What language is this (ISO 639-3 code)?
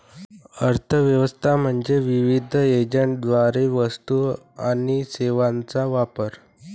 mar